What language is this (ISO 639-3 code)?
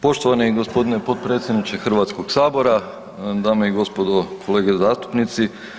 hrv